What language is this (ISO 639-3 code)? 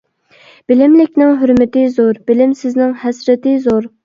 uig